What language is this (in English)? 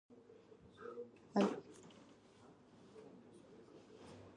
Latvian